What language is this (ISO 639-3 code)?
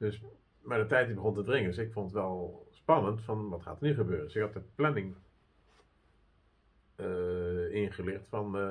nld